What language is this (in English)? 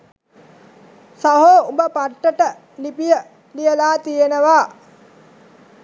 Sinhala